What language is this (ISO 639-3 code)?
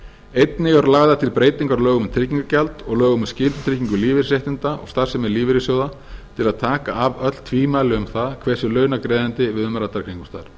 isl